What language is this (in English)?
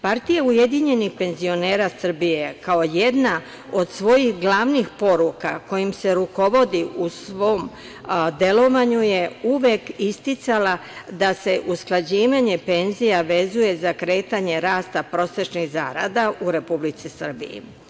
Serbian